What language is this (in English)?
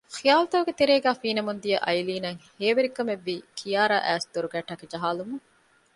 Divehi